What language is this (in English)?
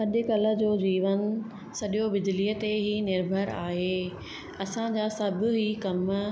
Sindhi